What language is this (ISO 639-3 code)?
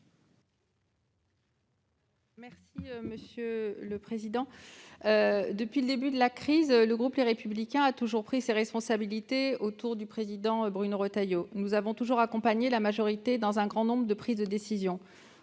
fra